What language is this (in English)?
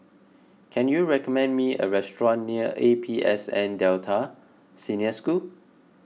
English